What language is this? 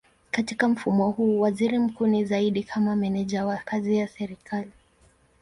Swahili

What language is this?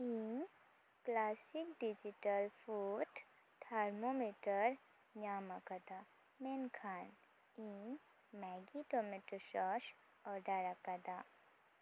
Santali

